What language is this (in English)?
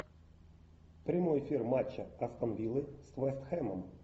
Russian